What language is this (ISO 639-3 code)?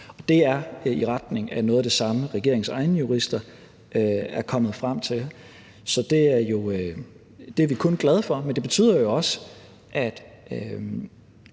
dan